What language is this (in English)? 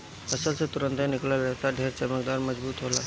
Bhojpuri